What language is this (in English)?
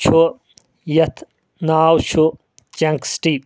Kashmiri